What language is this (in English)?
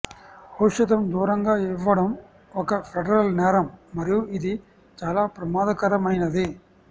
Telugu